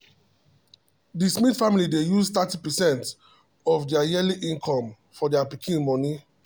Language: Nigerian Pidgin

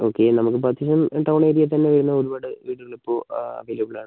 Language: Malayalam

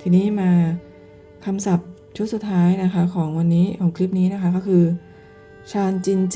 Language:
Thai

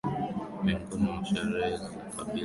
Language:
Swahili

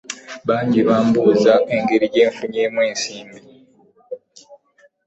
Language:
Ganda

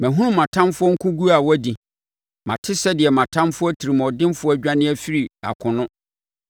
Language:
Akan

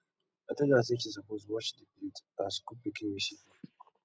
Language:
Nigerian Pidgin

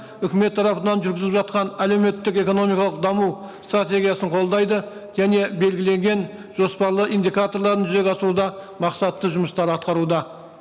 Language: Kazakh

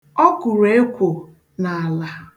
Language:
Igbo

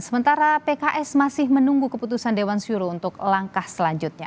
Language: Indonesian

